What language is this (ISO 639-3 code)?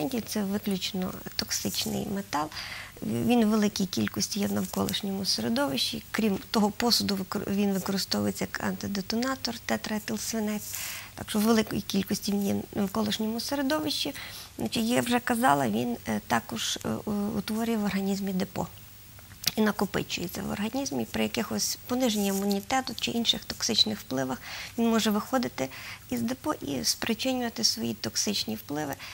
ukr